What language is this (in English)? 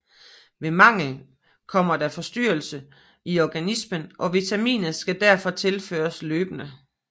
Danish